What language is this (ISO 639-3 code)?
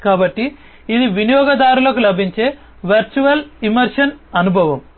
tel